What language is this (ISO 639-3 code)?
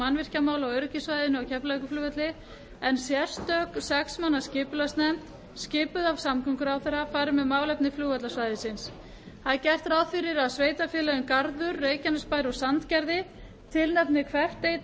isl